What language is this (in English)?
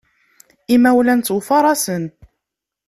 Kabyle